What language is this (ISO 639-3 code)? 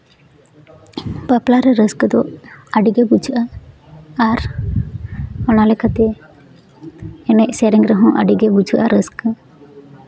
sat